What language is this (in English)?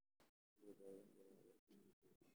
Somali